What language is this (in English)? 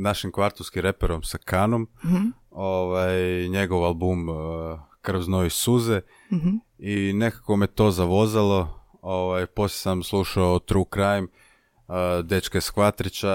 Croatian